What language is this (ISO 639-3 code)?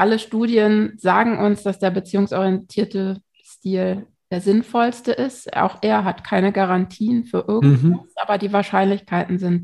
deu